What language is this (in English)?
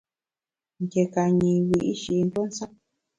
Bamun